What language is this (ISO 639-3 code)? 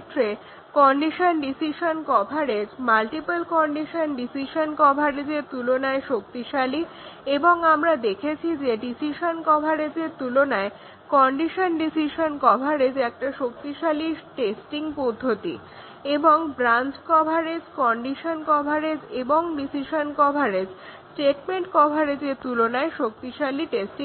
ben